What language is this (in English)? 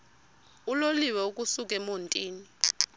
Xhosa